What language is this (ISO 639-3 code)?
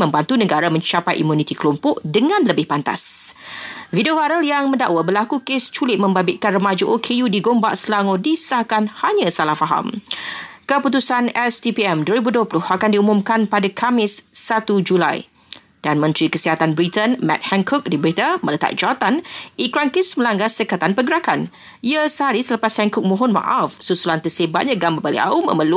msa